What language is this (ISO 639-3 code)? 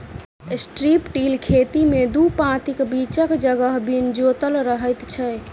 mai